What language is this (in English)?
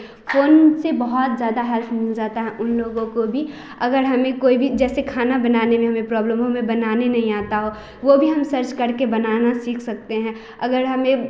Hindi